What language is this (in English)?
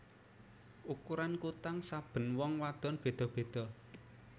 Javanese